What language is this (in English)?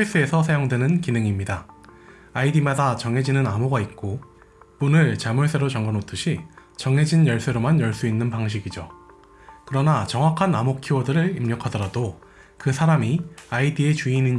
Korean